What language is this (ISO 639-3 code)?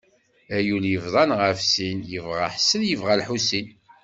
kab